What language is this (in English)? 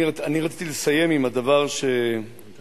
Hebrew